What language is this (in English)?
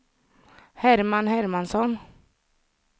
Swedish